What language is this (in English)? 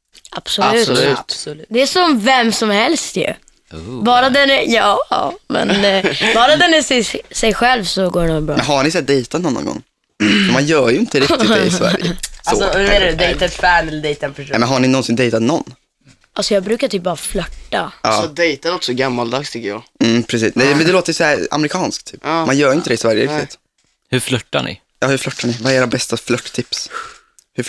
Swedish